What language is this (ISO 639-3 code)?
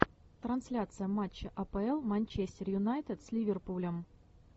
rus